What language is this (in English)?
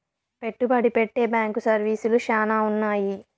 Telugu